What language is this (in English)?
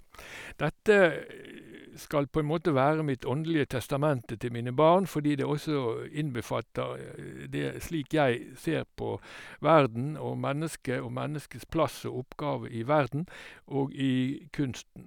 Norwegian